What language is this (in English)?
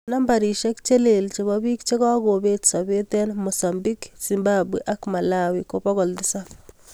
Kalenjin